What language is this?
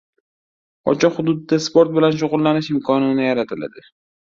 Uzbek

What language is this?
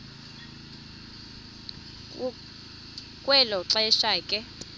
Xhosa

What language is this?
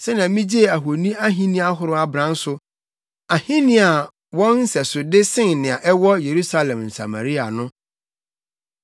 Akan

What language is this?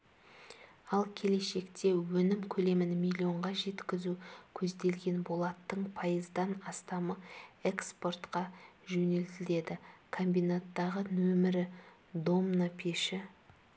Kazakh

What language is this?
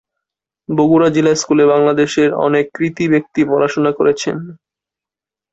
Bangla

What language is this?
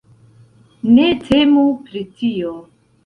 Esperanto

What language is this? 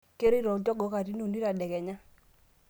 Masai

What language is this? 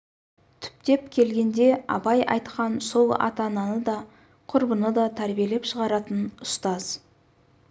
Kazakh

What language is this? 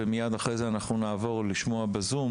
Hebrew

